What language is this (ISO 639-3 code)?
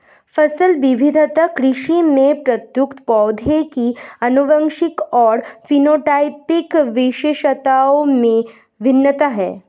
hin